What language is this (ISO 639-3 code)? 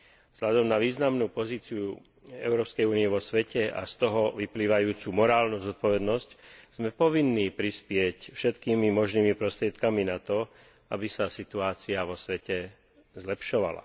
slk